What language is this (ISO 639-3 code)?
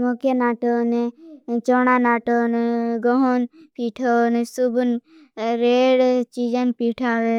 bhb